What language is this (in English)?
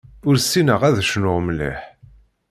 Kabyle